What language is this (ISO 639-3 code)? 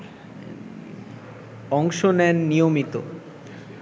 ben